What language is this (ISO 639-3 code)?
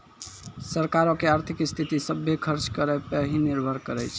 mai